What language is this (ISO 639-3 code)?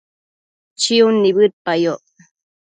mcf